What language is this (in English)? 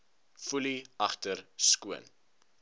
Afrikaans